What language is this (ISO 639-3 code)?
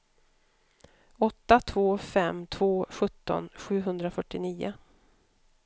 swe